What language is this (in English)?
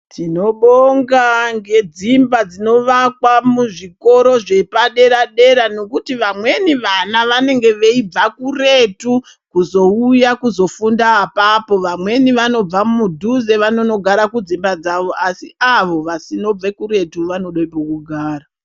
Ndau